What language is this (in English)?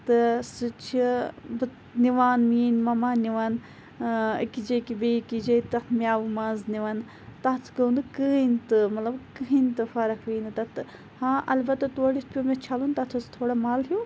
Kashmiri